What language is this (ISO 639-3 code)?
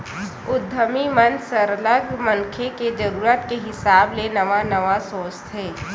hne